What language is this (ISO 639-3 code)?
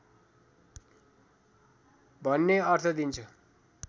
nep